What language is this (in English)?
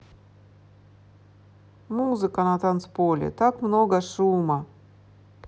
Russian